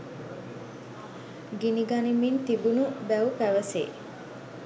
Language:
Sinhala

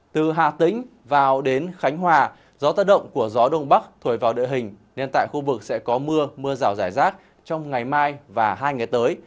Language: Vietnamese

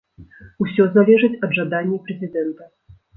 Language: Belarusian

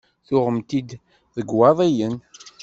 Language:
Kabyle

